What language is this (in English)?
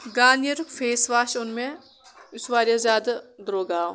Kashmiri